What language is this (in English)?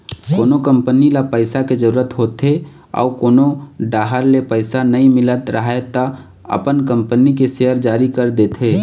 Chhattisgarhi